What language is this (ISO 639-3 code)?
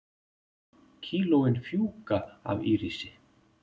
isl